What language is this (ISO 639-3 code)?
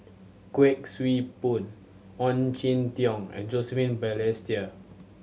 eng